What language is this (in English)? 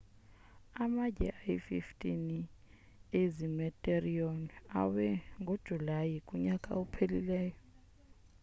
Xhosa